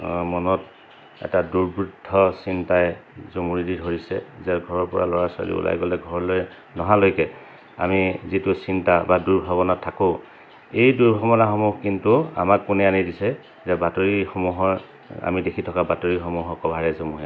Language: Assamese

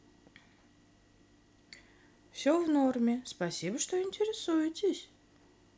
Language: Russian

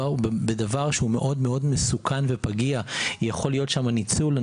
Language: Hebrew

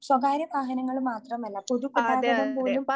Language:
Malayalam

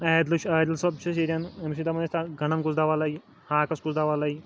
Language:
Kashmiri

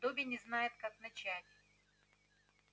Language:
Russian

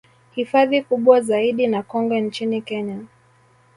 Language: Swahili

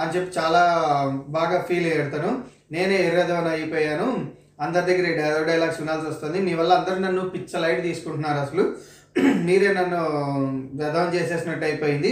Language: Telugu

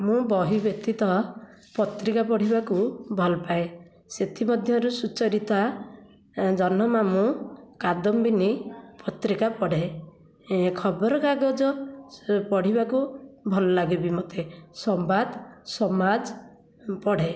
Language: Odia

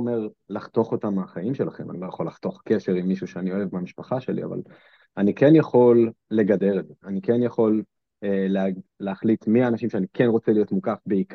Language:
Hebrew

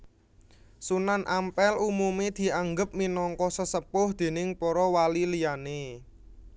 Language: Javanese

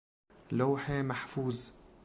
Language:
Persian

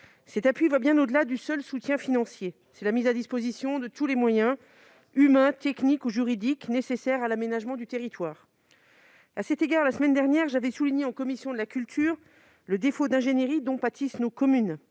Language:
French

